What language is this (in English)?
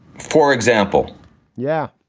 English